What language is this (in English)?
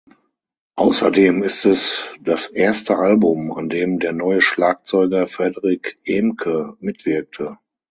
German